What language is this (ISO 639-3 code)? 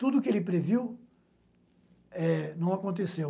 por